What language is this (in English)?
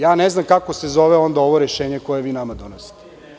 Serbian